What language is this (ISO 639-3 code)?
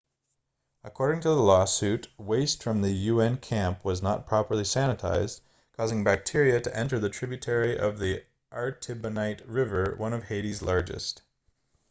eng